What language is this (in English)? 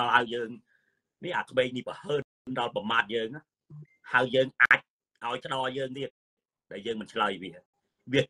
Thai